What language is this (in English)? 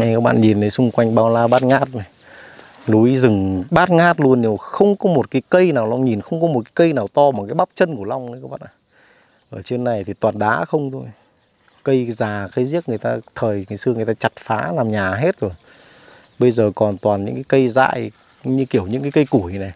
Vietnamese